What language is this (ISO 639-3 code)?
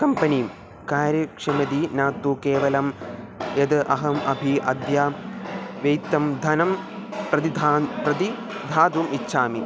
san